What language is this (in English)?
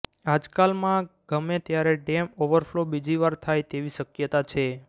Gujarati